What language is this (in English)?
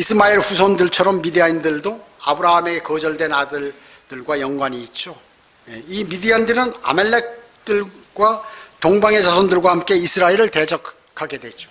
Korean